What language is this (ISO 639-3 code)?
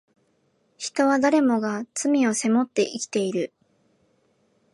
jpn